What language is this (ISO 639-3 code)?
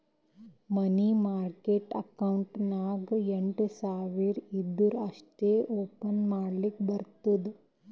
kan